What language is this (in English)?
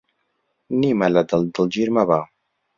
Central Kurdish